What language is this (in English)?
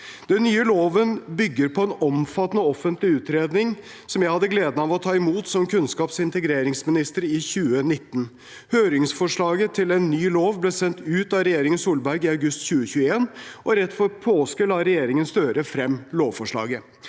Norwegian